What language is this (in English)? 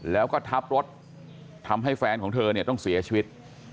Thai